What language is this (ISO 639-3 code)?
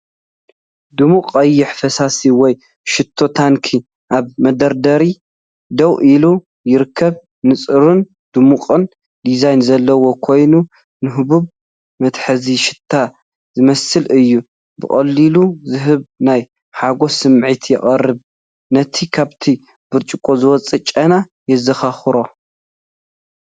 tir